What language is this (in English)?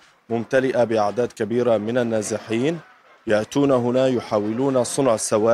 Arabic